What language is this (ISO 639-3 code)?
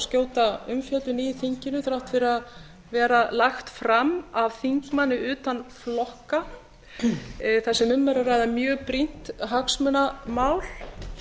isl